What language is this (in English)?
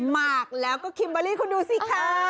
Thai